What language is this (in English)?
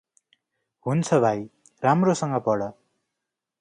Nepali